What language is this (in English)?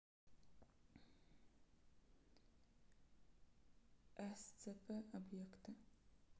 Russian